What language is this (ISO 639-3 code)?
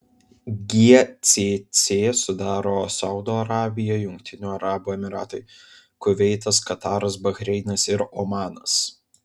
lit